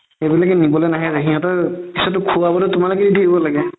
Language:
Assamese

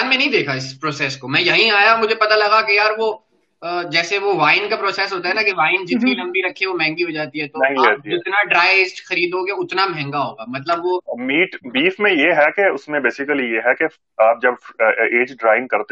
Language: Urdu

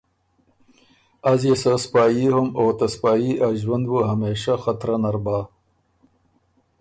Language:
Ormuri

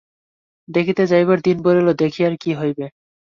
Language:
Bangla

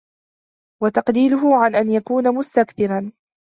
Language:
Arabic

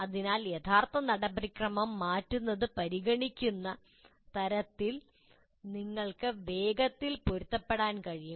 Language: Malayalam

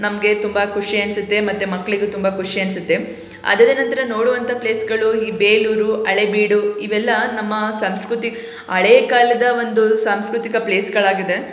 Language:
Kannada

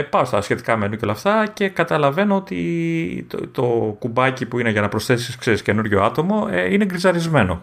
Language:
Greek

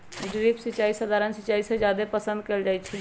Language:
Magahi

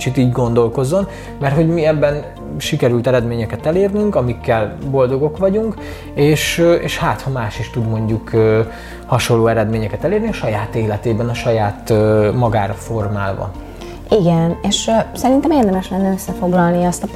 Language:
Hungarian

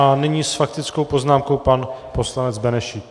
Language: Czech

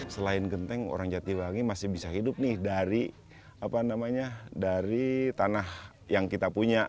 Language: Indonesian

